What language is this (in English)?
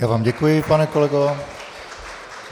Czech